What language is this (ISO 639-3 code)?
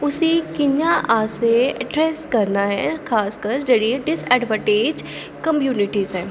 doi